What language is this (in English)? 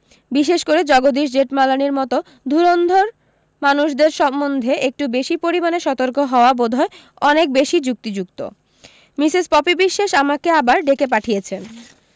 Bangla